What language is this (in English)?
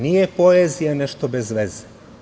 Serbian